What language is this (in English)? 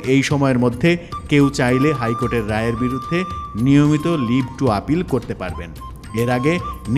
Turkish